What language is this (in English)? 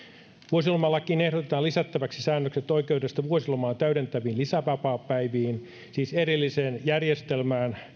Finnish